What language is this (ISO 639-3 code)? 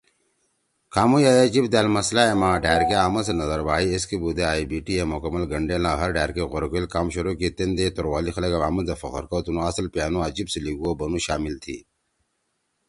trw